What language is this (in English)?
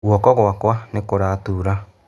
Kikuyu